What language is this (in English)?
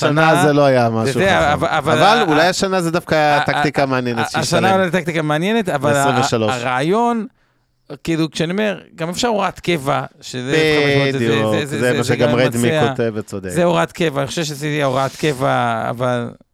Hebrew